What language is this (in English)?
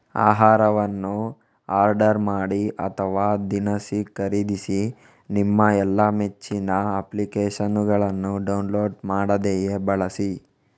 Kannada